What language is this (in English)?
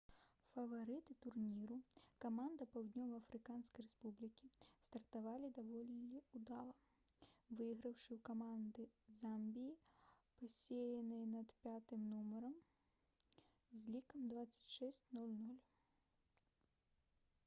Belarusian